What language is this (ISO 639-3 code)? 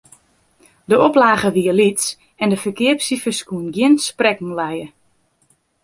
fry